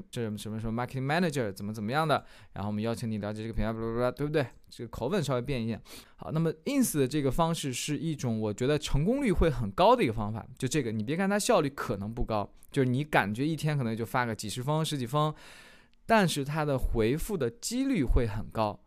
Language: Chinese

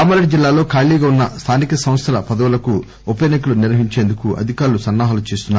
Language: Telugu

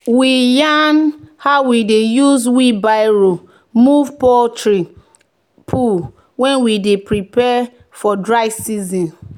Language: Nigerian Pidgin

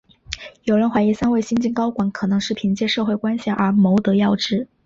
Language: Chinese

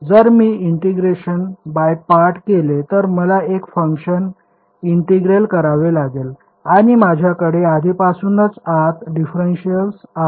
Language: Marathi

